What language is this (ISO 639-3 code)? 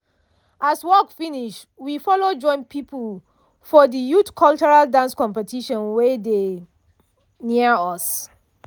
pcm